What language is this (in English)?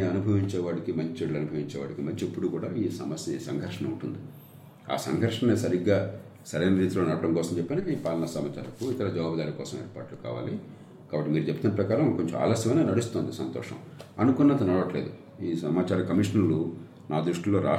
Telugu